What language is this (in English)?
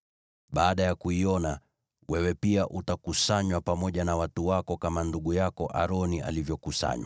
Swahili